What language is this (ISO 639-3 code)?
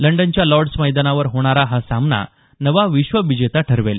mar